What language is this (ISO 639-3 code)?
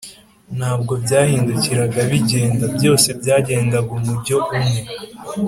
kin